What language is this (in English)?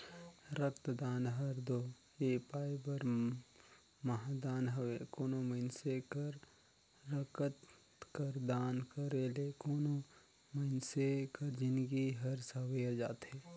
Chhattisgarhi